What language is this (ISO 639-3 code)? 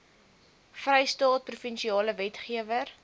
afr